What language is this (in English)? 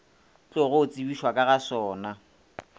Northern Sotho